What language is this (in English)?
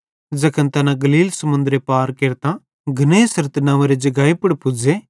Bhadrawahi